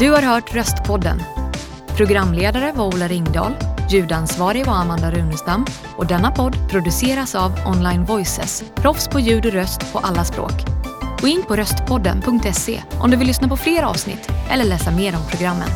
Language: Swedish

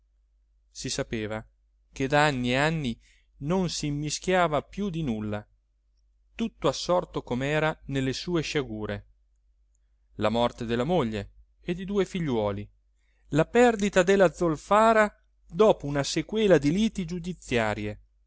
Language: Italian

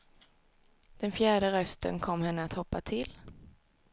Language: Swedish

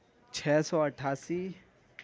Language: Urdu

